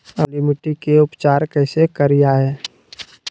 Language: Magahi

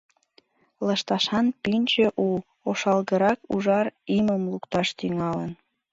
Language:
Mari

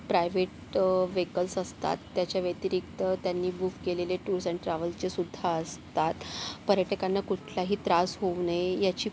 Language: Marathi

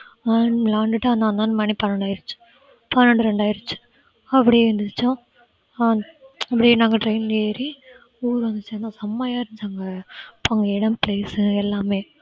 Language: Tamil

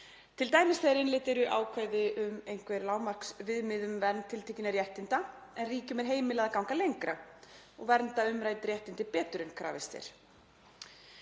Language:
Icelandic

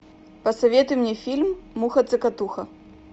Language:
Russian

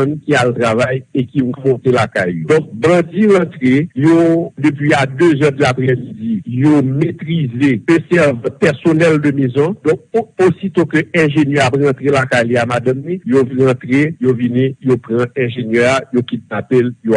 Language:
French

